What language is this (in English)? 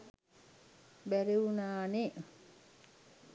Sinhala